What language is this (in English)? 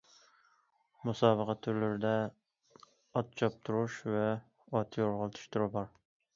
Uyghur